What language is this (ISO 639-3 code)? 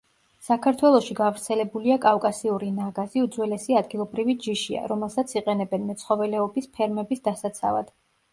kat